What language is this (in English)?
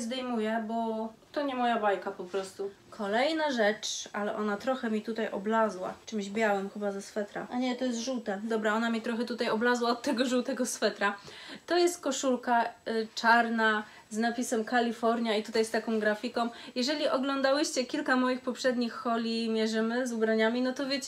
Polish